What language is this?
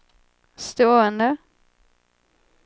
Swedish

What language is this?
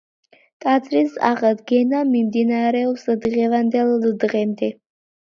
Georgian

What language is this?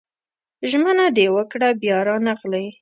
Pashto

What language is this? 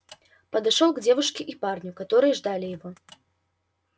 Russian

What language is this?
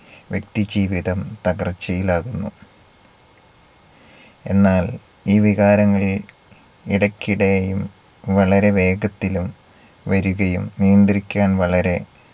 Malayalam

